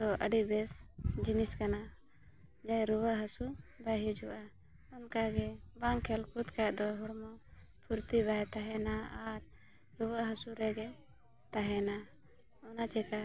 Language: Santali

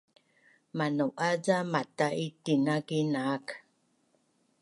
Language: Bunun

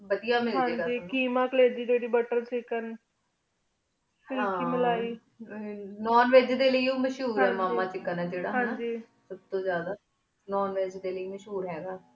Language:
Punjabi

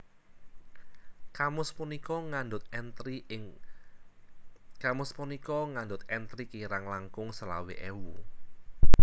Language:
Javanese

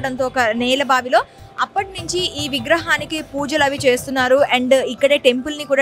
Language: Telugu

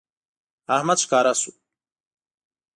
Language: Pashto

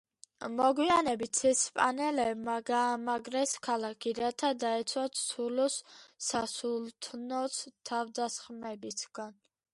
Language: Georgian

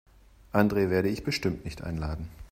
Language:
German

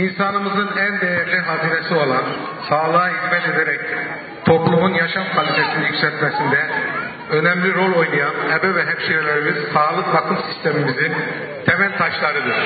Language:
Turkish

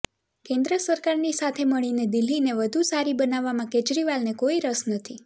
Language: Gujarati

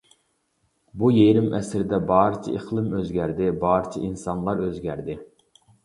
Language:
Uyghur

